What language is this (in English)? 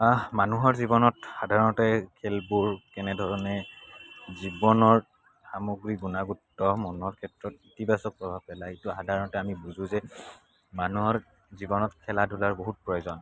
Assamese